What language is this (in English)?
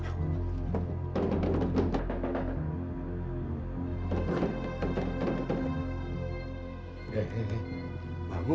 Indonesian